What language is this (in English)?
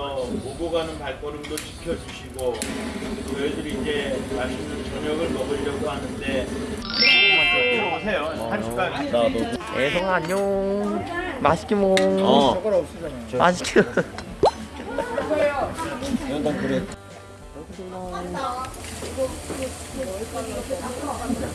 Korean